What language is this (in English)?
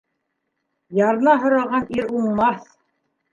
Bashkir